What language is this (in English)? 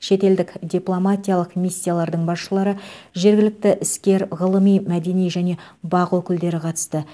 Kazakh